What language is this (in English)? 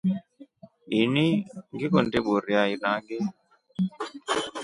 Rombo